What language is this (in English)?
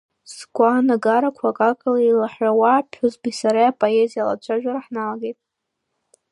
Abkhazian